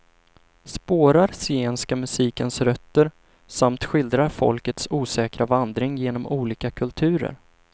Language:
Swedish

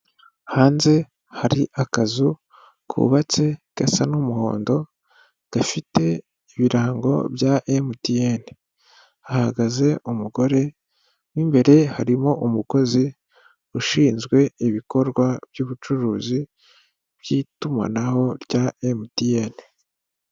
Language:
Kinyarwanda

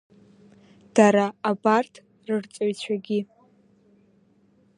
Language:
Abkhazian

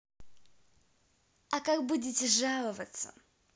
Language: Russian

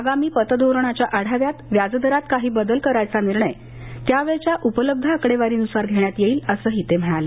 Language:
Marathi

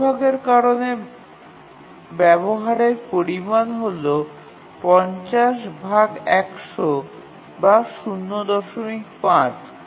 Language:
Bangla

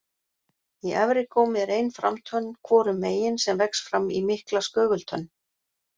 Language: Icelandic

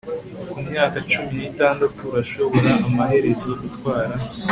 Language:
Kinyarwanda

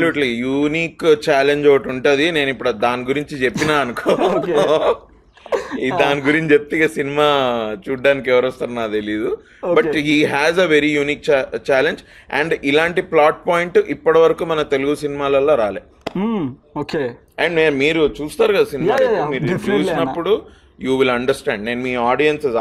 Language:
Telugu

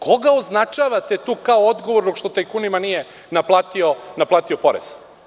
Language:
Serbian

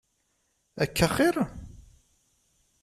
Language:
Kabyle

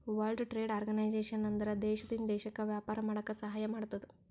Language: Kannada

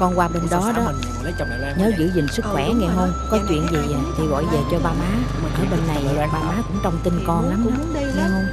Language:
Vietnamese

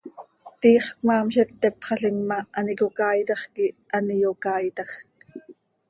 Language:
Seri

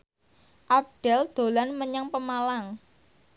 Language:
Javanese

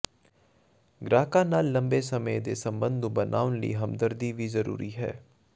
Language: Punjabi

